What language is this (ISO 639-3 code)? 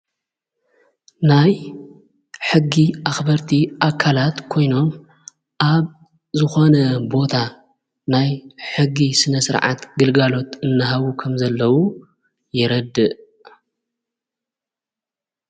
tir